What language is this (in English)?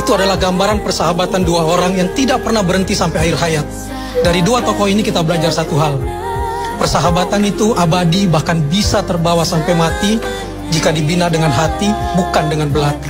Indonesian